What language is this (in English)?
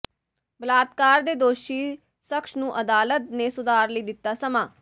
Punjabi